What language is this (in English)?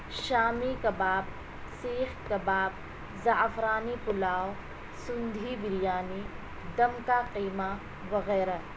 Urdu